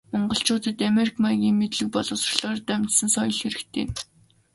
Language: Mongolian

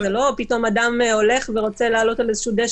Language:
Hebrew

